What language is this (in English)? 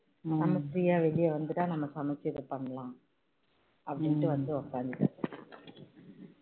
Tamil